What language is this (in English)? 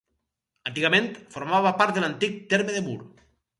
Catalan